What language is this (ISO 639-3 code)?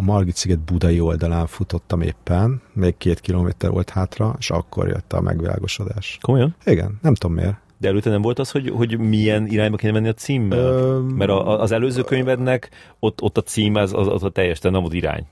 hun